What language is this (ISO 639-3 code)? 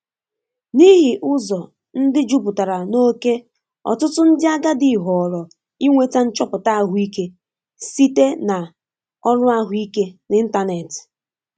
ibo